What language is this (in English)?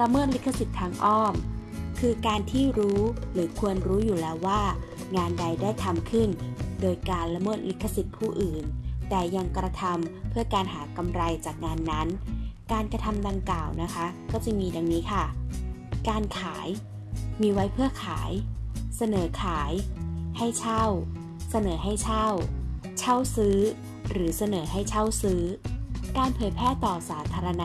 Thai